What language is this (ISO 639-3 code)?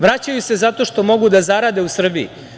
srp